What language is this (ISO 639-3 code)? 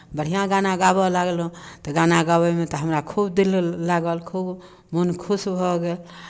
mai